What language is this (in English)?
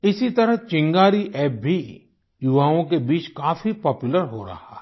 Hindi